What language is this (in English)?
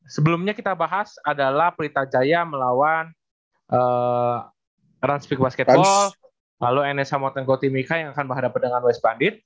Indonesian